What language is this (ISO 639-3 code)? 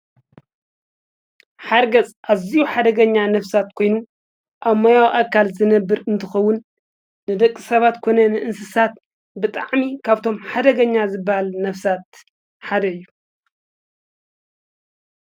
tir